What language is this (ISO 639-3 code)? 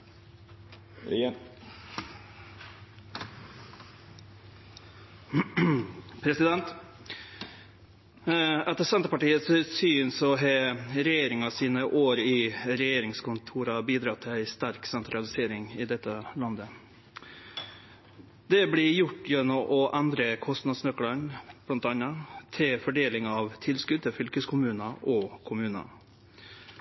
nno